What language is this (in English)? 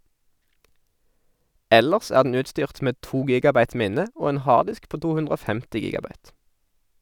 Norwegian